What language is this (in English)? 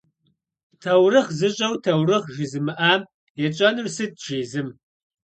Kabardian